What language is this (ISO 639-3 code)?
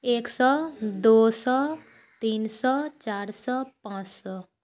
mai